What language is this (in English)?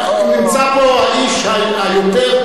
Hebrew